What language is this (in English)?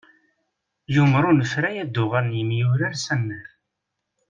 Kabyle